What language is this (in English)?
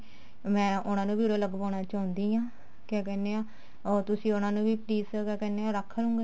Punjabi